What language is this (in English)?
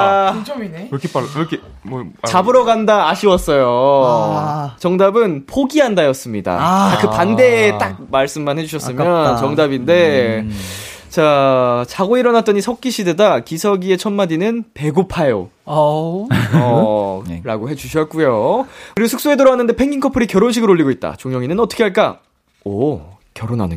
Korean